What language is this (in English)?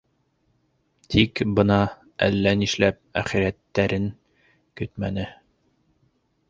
Bashkir